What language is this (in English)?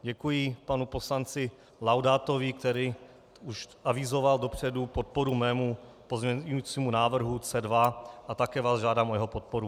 Czech